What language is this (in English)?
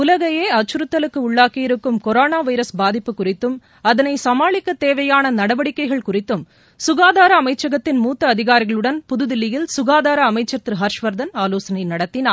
Tamil